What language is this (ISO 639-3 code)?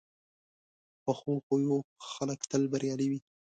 pus